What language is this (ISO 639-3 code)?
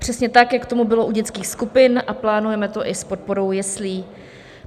ces